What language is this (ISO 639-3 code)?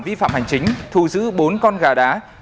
vie